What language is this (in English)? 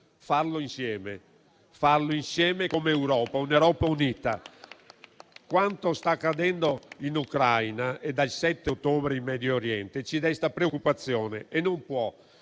Italian